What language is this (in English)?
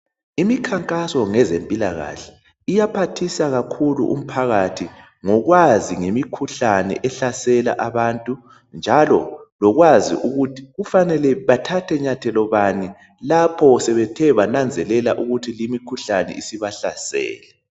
North Ndebele